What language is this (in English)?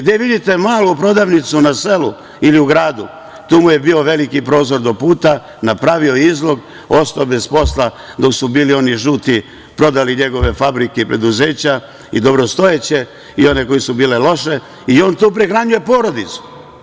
Serbian